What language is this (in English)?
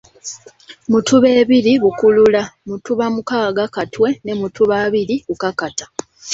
Ganda